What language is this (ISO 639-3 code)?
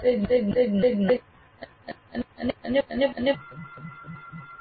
guj